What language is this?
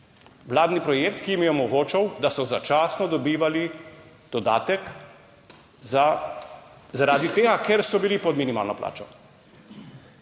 Slovenian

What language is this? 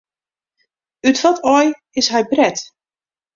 Western Frisian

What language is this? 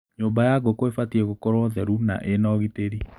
Kikuyu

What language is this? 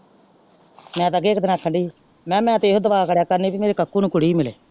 Punjabi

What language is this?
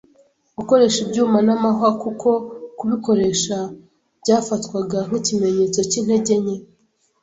Kinyarwanda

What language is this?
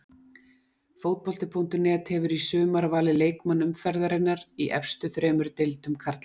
Icelandic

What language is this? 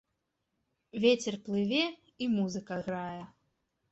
Belarusian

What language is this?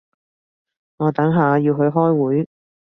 Cantonese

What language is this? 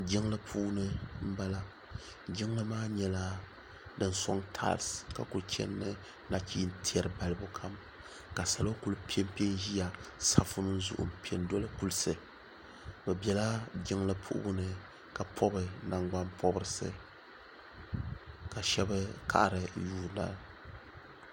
Dagbani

